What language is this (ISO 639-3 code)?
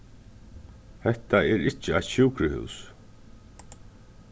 fao